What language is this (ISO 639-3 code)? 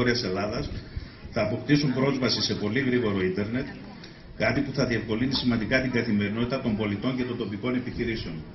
ell